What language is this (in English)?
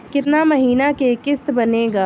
Bhojpuri